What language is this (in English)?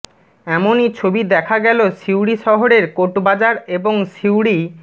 Bangla